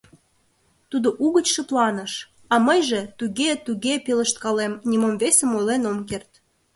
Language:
Mari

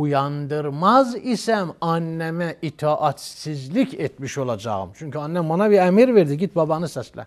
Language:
Turkish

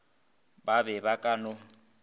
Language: Northern Sotho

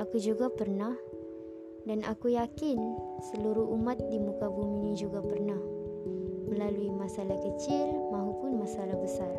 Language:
Malay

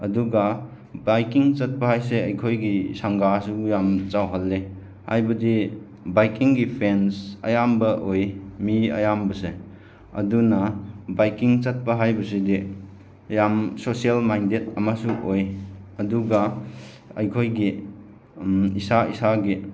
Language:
Manipuri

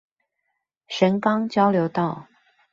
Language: Chinese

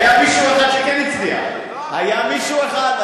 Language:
Hebrew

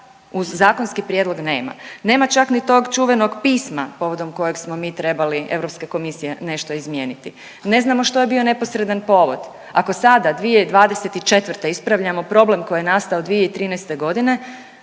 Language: Croatian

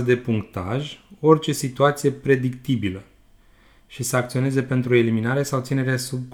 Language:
Romanian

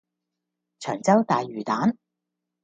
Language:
Cantonese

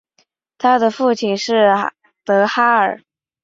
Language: Chinese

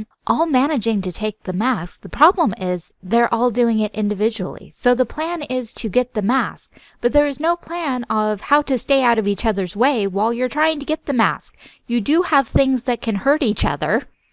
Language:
English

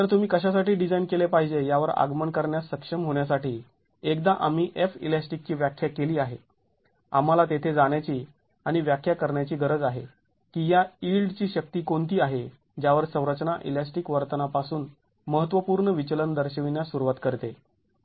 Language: Marathi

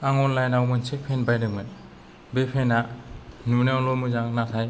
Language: Bodo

